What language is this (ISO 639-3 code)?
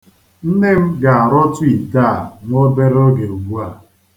ibo